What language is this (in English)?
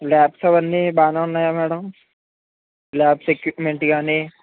Telugu